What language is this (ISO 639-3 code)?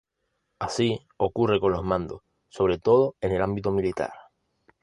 spa